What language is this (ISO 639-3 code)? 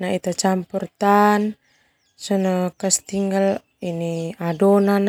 twu